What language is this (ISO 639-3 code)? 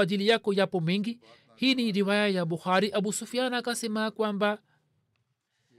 swa